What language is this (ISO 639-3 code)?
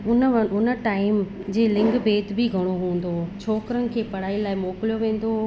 snd